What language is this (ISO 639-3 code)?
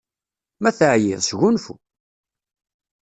kab